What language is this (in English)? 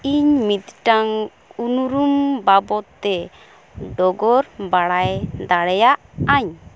Santali